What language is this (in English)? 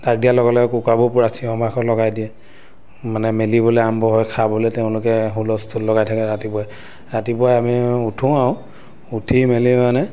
Assamese